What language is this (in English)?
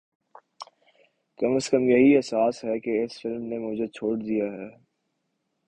Urdu